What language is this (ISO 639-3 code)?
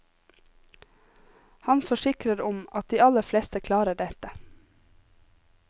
nor